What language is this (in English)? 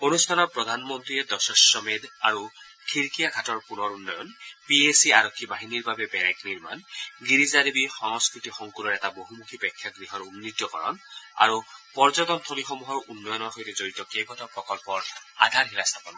Assamese